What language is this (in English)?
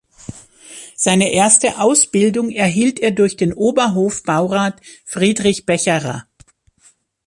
German